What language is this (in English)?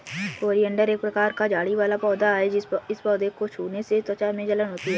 Hindi